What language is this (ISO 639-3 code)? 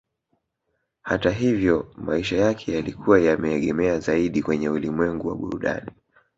swa